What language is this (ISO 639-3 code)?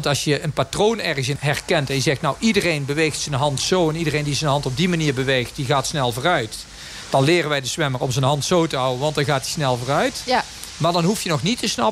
nld